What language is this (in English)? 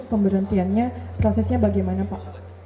Indonesian